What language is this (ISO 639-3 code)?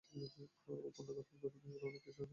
ben